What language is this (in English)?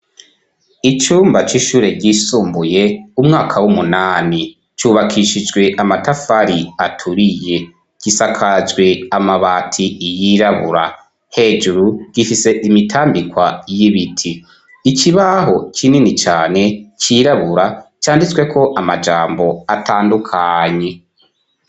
Rundi